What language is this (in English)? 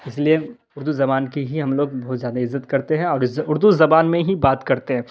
Urdu